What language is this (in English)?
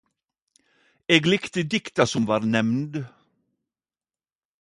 Norwegian Nynorsk